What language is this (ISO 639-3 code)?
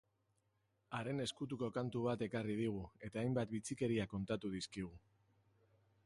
eus